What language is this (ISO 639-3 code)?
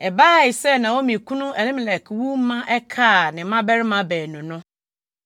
aka